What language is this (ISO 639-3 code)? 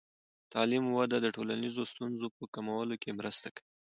pus